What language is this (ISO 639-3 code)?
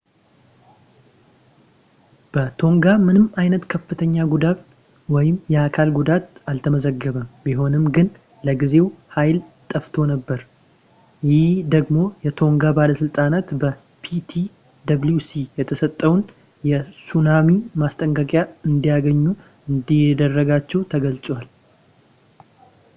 amh